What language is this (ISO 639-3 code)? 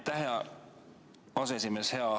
est